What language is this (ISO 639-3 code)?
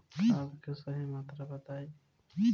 bho